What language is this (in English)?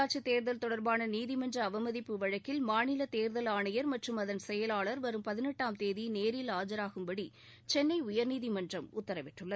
Tamil